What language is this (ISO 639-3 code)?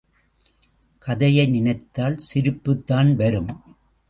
tam